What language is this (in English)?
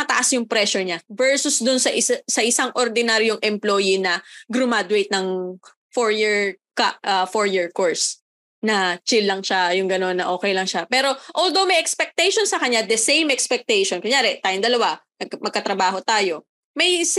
Filipino